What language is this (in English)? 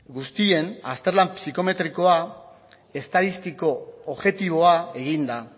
Basque